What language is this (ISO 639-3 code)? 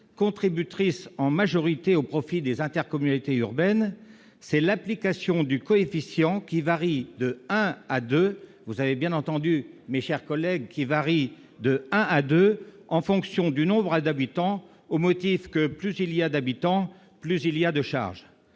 fra